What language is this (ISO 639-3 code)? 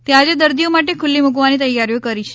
guj